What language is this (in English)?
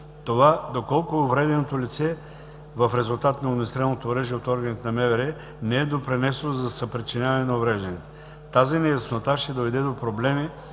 Bulgarian